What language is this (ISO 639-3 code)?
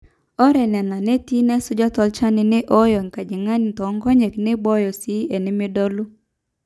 mas